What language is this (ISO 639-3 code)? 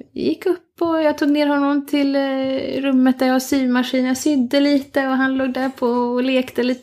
swe